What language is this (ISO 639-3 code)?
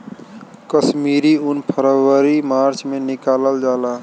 bho